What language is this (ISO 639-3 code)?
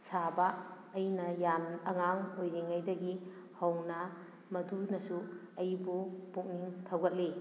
mni